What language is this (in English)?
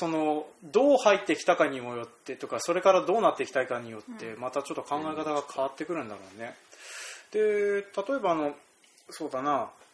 Japanese